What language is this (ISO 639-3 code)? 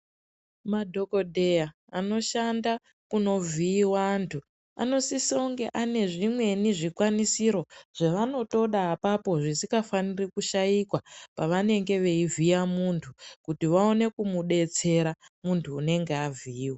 ndc